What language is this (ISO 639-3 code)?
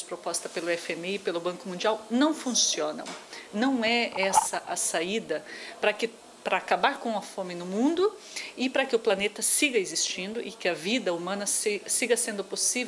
por